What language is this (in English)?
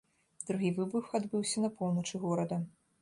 Belarusian